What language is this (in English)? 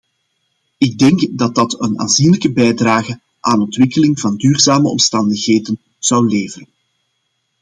Dutch